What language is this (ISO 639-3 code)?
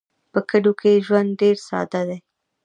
pus